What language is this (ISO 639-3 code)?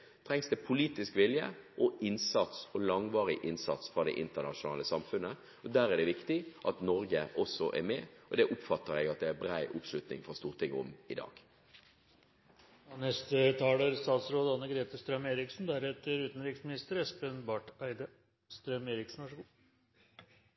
nob